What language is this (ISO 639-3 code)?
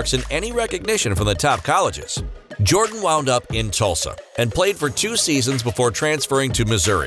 eng